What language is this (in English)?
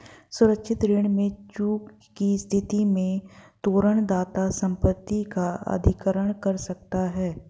Hindi